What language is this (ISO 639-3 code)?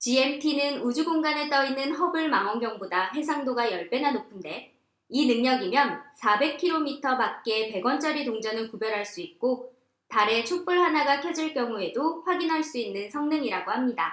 kor